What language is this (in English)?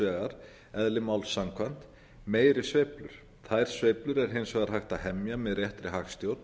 Icelandic